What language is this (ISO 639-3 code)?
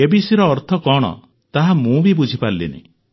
ori